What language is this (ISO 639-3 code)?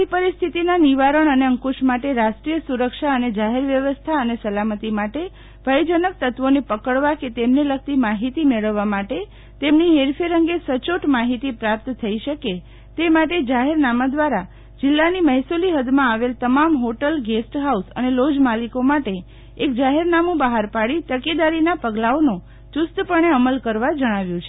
guj